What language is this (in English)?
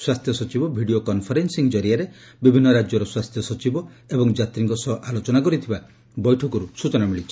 Odia